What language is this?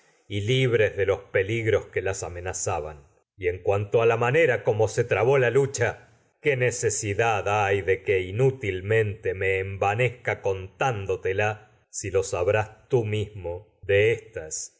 Spanish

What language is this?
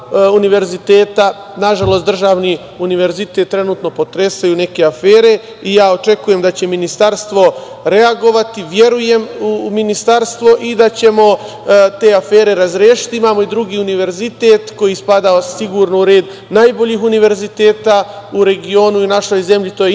Serbian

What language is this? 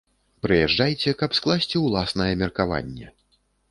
Belarusian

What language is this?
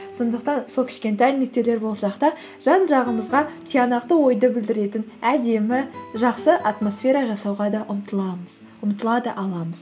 Kazakh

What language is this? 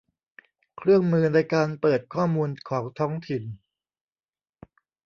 Thai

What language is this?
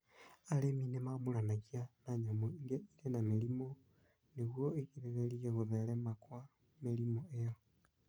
Kikuyu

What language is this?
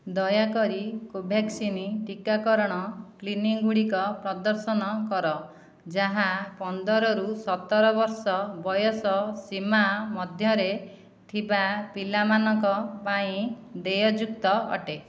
Odia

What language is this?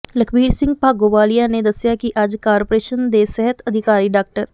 Punjabi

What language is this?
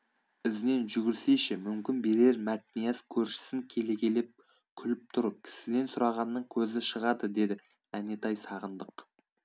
Kazakh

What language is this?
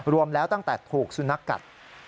Thai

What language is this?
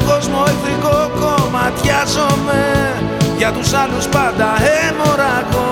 Greek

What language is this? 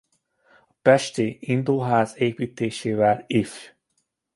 Hungarian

